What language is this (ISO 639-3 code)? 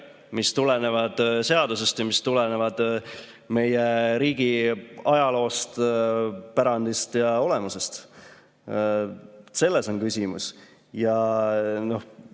est